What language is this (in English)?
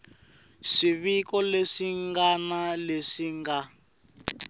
Tsonga